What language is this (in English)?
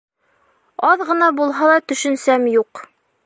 Bashkir